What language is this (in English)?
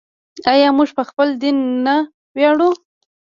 Pashto